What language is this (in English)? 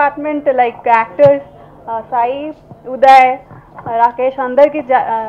English